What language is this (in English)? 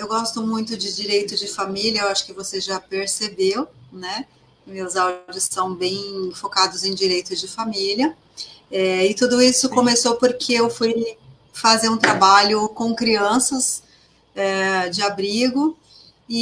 Portuguese